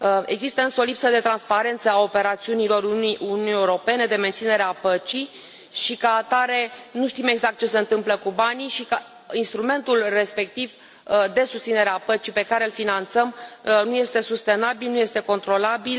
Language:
Romanian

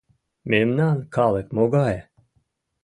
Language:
Mari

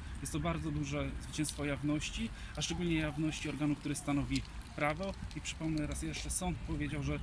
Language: Polish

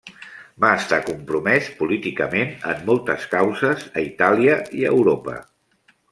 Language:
Catalan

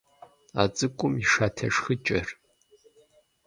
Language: Kabardian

